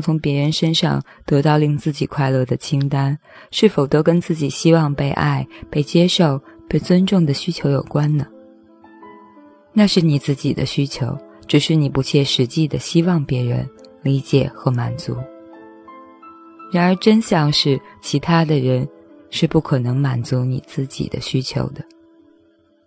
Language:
Chinese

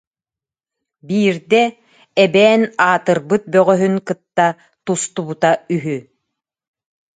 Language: Yakut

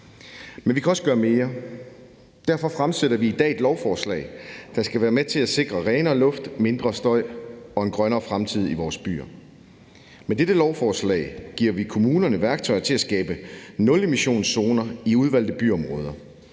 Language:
Danish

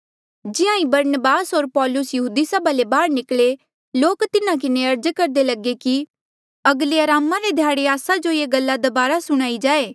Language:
Mandeali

